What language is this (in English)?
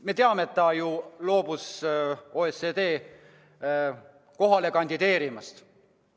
Estonian